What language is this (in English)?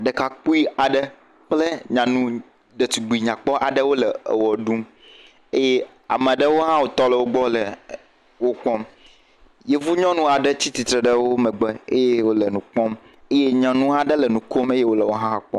Ewe